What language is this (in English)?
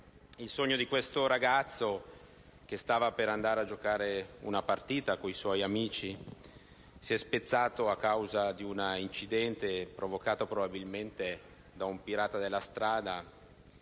Italian